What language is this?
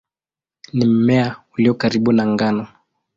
Swahili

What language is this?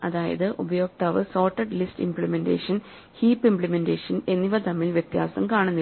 Malayalam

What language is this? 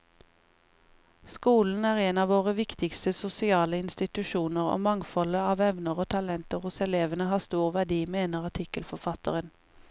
Norwegian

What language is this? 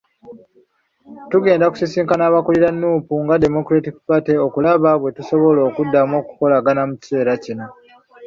Ganda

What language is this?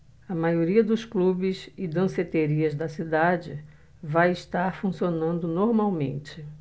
Portuguese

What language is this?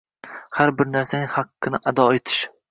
Uzbek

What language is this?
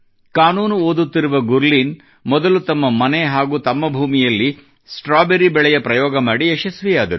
Kannada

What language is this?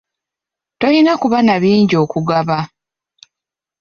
Ganda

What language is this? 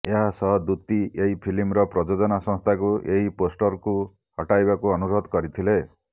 Odia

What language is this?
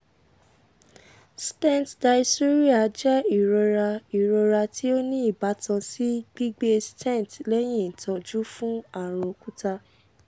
Yoruba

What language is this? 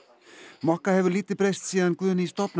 Icelandic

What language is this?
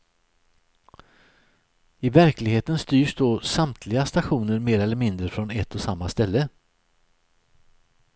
Swedish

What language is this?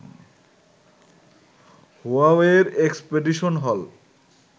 Bangla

